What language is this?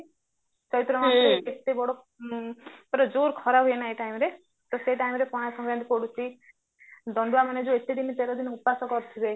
Odia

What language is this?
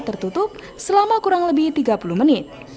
Indonesian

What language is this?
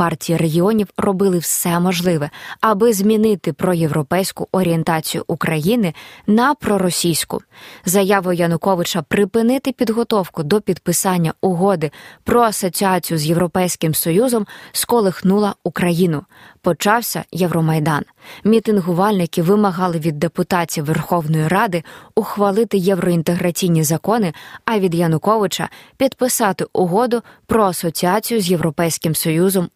Ukrainian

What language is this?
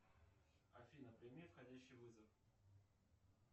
Russian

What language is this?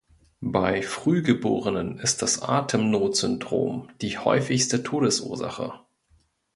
German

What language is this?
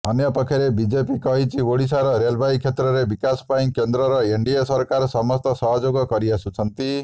Odia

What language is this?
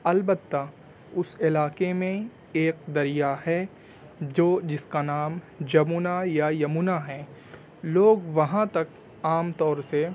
Urdu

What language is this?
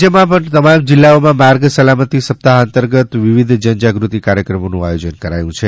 Gujarati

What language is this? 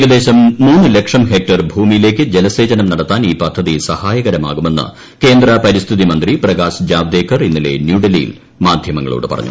Malayalam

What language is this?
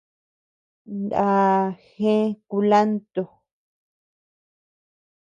Tepeuxila Cuicatec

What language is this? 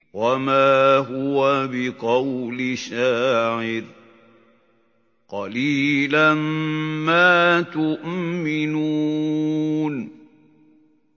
Arabic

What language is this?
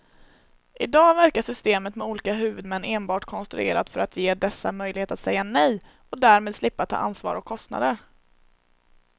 Swedish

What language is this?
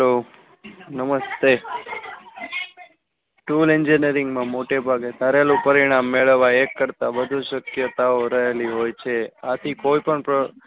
Gujarati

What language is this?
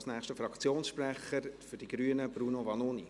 Swiss German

